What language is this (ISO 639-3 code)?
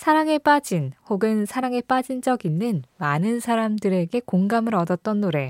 kor